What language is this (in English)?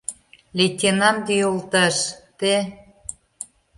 Mari